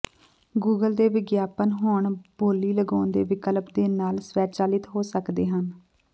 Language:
Punjabi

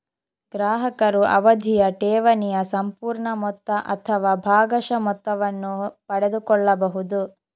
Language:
Kannada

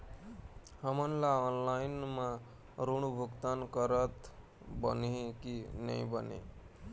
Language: Chhattisgarhi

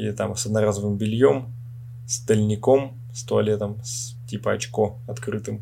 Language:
Russian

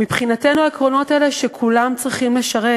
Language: Hebrew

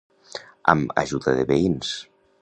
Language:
Catalan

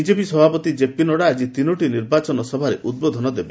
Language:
Odia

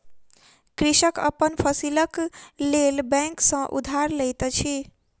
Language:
Maithili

